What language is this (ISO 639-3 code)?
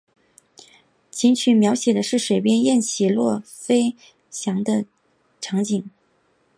zho